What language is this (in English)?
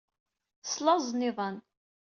Kabyle